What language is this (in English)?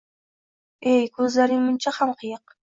Uzbek